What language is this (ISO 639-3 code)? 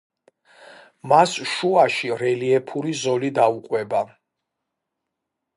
kat